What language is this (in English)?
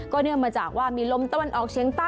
Thai